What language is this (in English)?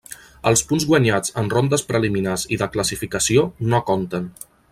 Catalan